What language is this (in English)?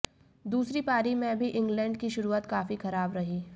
Hindi